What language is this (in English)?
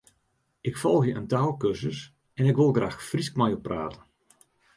Western Frisian